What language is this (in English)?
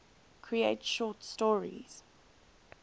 English